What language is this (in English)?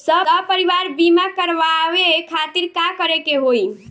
Bhojpuri